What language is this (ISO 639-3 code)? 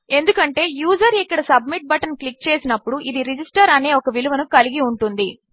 tel